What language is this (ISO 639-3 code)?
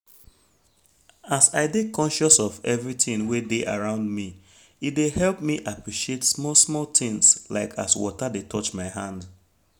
pcm